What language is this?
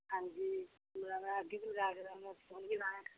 Punjabi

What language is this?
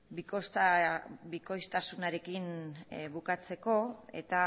Basque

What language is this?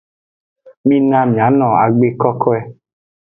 Aja (Benin)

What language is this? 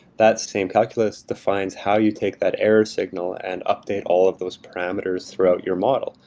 English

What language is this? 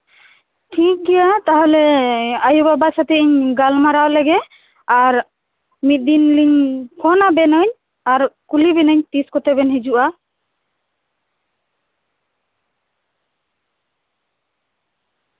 Santali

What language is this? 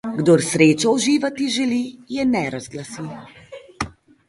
Slovenian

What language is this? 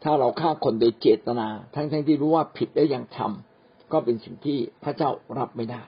Thai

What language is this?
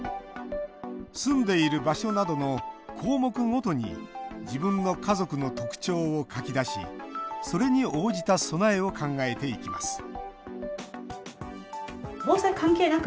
Japanese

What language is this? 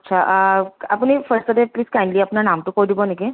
Assamese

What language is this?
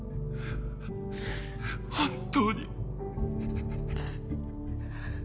Japanese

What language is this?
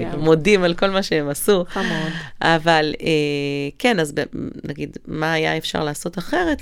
Hebrew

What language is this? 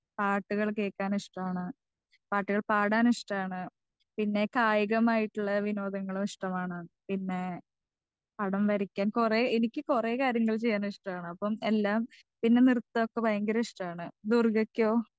Malayalam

